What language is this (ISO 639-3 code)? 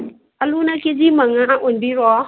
mni